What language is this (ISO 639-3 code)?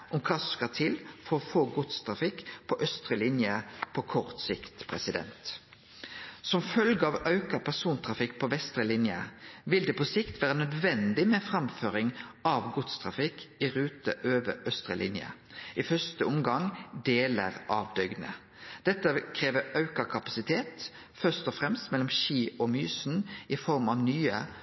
nno